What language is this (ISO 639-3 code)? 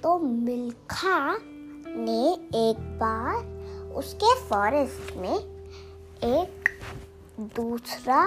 hin